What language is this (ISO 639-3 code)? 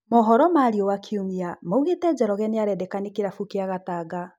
kik